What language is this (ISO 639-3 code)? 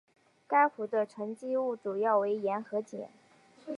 zho